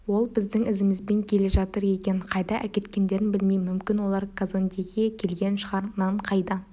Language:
Kazakh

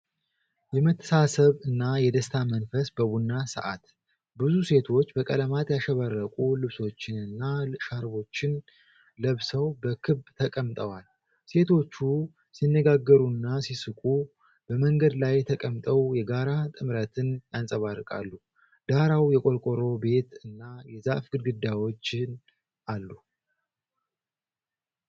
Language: Amharic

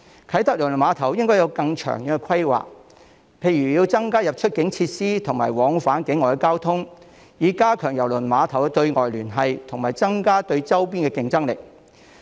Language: Cantonese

